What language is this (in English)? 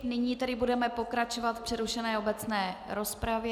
Czech